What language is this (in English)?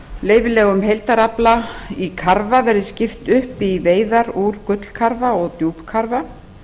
Icelandic